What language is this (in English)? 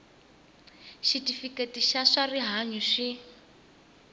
Tsonga